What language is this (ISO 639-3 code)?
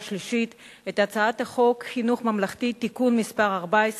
heb